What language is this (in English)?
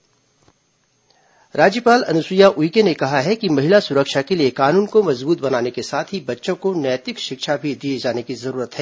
Hindi